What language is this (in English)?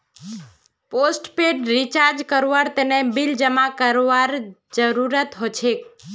Magahi